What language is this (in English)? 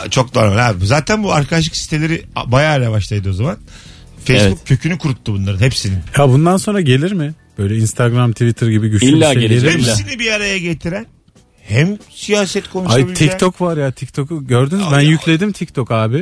Turkish